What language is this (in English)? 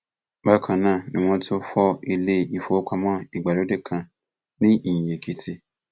Yoruba